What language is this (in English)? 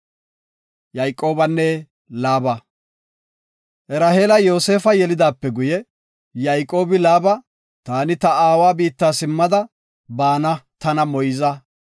Gofa